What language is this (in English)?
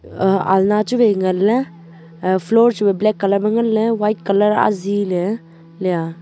Wancho Naga